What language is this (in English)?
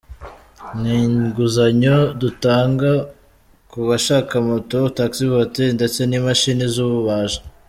Kinyarwanda